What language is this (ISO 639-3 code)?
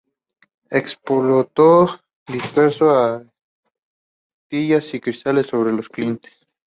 spa